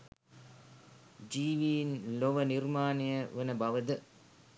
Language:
Sinhala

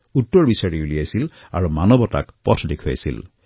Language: Assamese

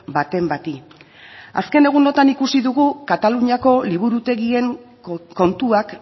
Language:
Basque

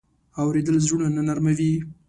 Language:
Pashto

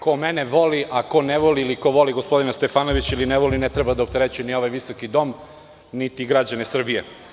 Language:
Serbian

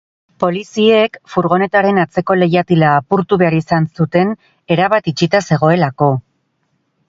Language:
Basque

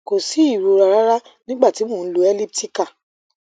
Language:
Yoruba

